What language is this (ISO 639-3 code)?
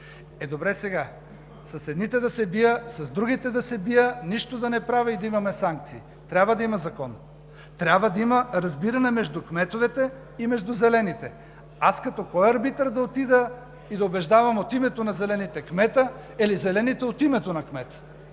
bul